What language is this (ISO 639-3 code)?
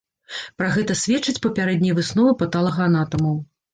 bel